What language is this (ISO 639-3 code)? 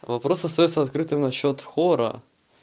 rus